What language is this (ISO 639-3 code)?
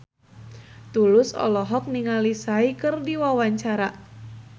sun